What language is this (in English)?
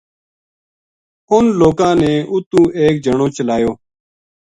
Gujari